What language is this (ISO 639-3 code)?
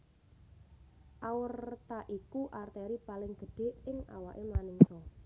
jav